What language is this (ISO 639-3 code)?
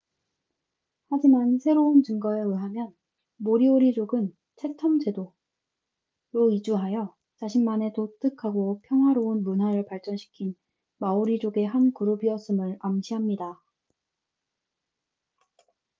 kor